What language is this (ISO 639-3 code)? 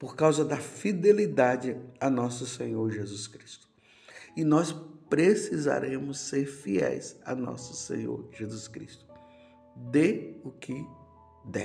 por